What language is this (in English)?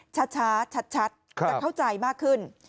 Thai